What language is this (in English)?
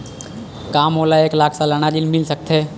Chhattisgarhi